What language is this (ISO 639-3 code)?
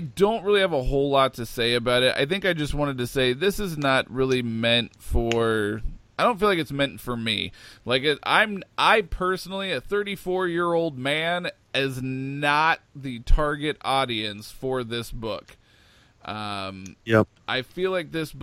eng